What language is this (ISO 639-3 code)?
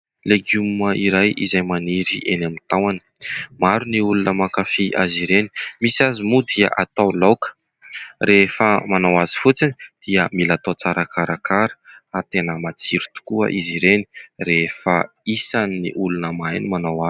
mlg